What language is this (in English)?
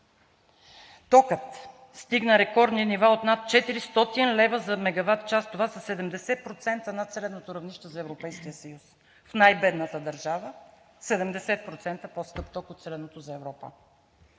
Bulgarian